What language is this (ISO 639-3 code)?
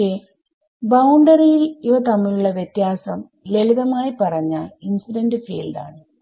mal